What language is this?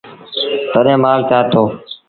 Sindhi Bhil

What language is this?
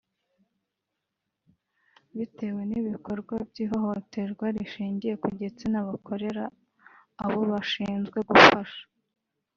Kinyarwanda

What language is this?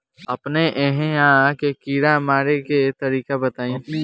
Bhojpuri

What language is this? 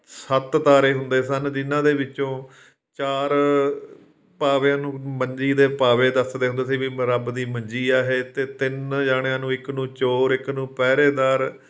Punjabi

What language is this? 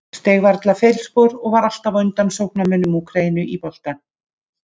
Icelandic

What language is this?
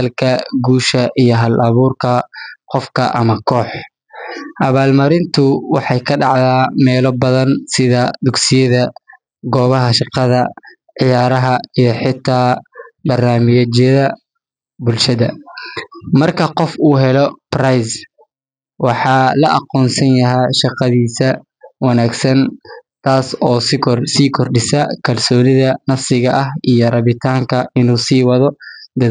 Somali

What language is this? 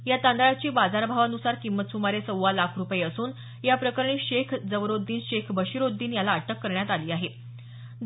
Marathi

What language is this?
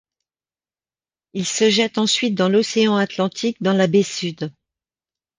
French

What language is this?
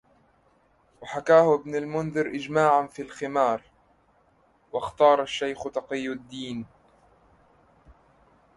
Arabic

